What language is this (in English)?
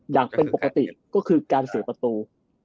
Thai